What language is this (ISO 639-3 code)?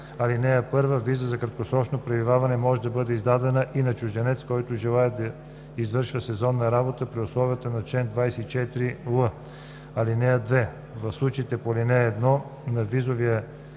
bul